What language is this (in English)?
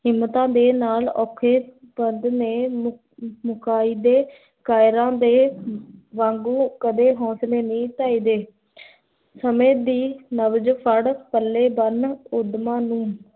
Punjabi